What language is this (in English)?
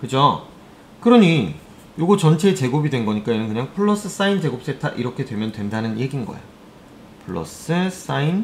Korean